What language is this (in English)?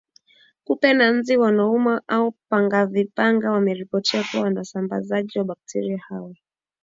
Swahili